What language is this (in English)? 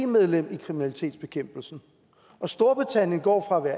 Danish